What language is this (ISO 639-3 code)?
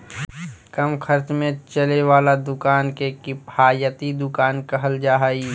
mag